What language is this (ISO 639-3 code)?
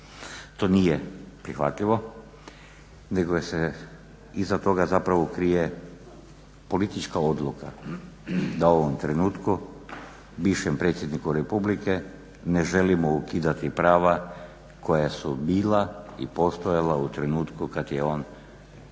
hrv